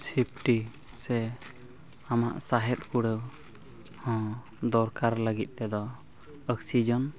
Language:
Santali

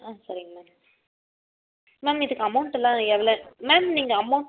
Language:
Tamil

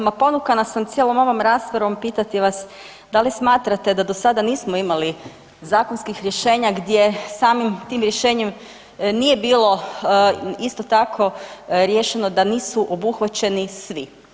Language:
Croatian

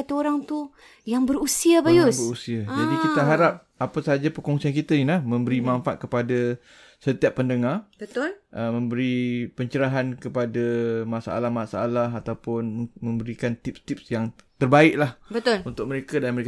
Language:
Malay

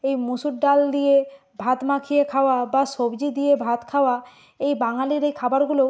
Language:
Bangla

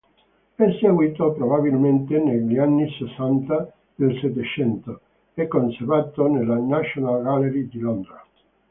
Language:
Italian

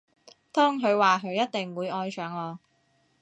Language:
Cantonese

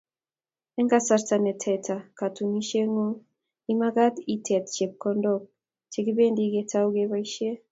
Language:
Kalenjin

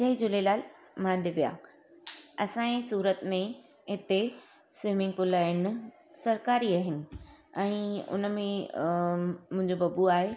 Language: Sindhi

